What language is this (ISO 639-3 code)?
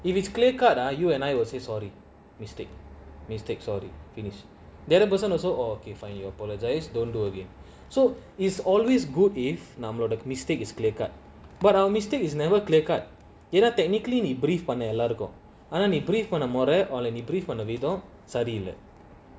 eng